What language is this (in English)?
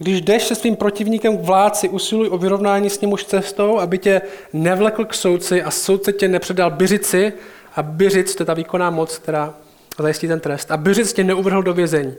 Czech